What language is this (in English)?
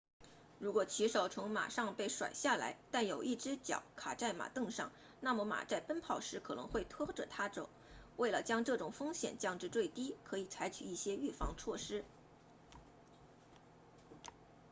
Chinese